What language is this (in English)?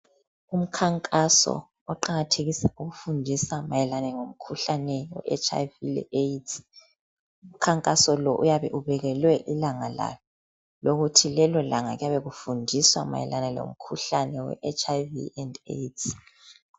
North Ndebele